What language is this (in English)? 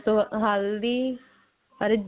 Punjabi